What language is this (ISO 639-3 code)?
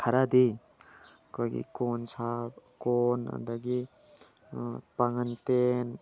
mni